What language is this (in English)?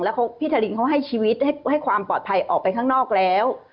Thai